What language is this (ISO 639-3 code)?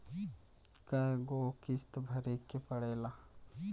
bho